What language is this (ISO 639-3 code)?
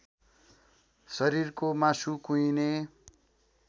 nep